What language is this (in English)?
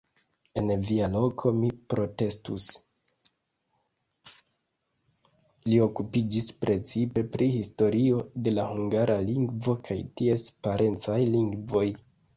Esperanto